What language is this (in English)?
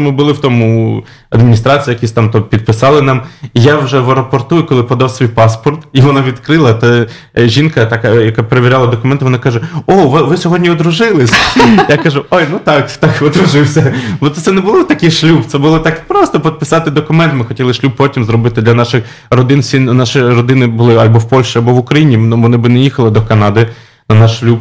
Polish